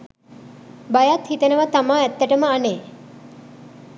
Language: Sinhala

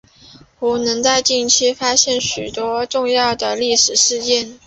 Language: Chinese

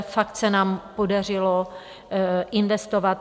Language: Czech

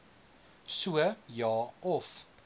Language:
Afrikaans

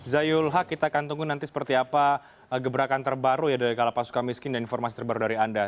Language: Indonesian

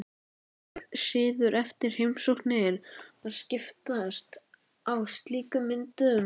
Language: Icelandic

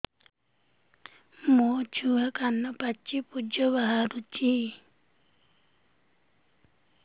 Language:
Odia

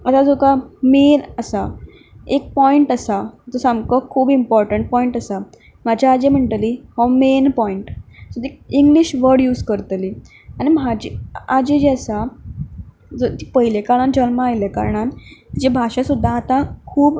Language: Konkani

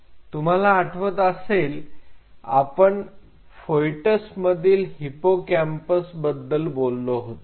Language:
Marathi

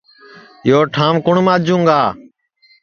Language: Sansi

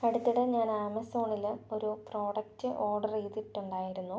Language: Malayalam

